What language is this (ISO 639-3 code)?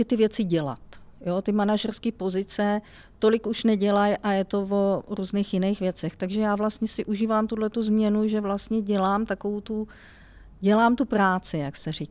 ces